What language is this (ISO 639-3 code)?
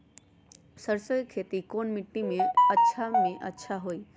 mag